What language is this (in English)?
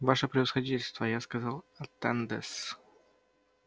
Russian